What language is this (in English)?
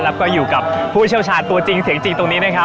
Thai